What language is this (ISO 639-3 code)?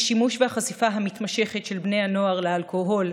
heb